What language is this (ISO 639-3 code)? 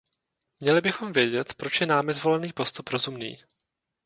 ces